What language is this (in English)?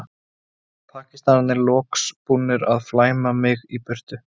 Icelandic